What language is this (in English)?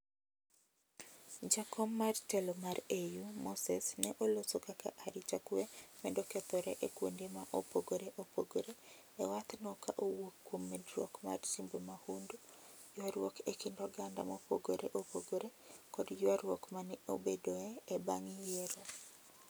Luo (Kenya and Tanzania)